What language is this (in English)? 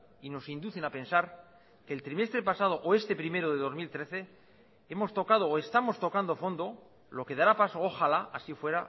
Spanish